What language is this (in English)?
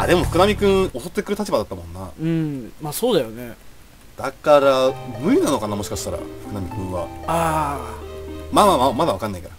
Japanese